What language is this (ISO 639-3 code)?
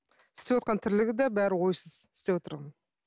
kaz